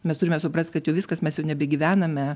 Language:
Lithuanian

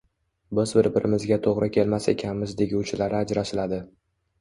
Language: Uzbek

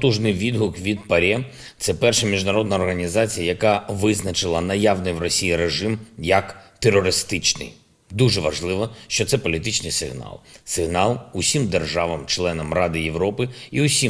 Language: Ukrainian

